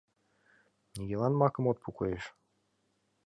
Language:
Mari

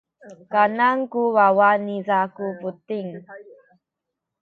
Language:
Sakizaya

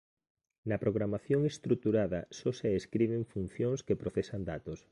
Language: Galician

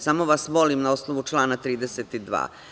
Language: Serbian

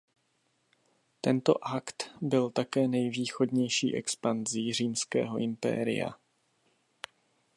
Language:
Czech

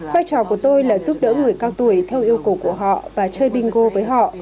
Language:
Vietnamese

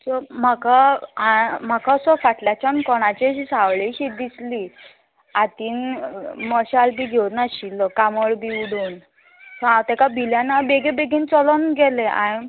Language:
Konkani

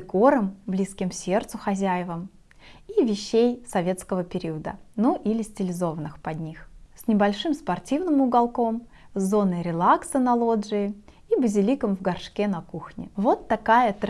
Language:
Russian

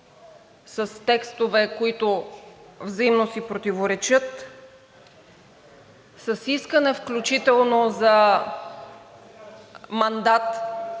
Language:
Bulgarian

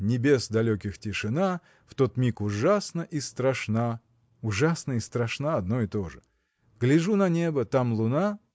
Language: Russian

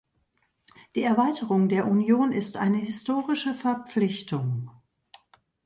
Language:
German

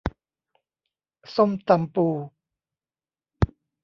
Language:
Thai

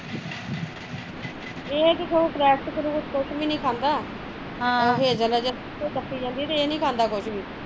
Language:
Punjabi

